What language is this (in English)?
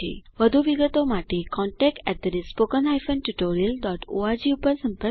Gujarati